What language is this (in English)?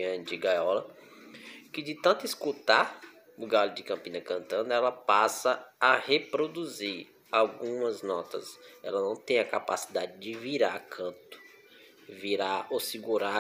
Portuguese